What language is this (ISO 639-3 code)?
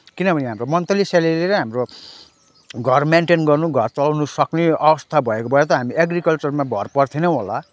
nep